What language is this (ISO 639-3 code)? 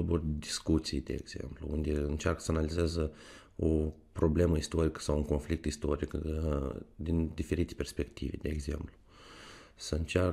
ron